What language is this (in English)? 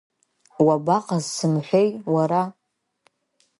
Abkhazian